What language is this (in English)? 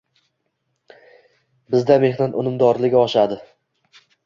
Uzbek